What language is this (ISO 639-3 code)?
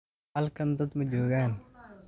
som